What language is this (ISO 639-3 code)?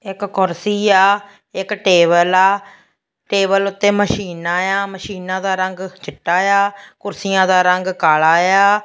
pan